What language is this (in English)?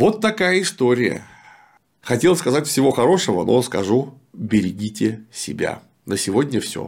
Russian